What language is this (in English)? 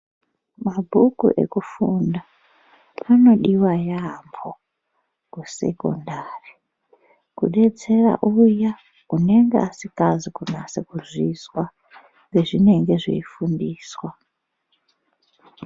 Ndau